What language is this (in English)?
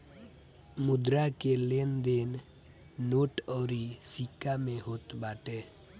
Bhojpuri